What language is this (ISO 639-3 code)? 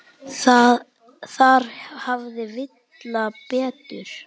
isl